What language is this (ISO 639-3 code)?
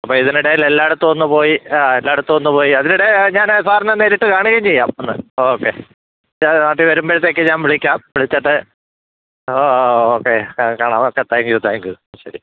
mal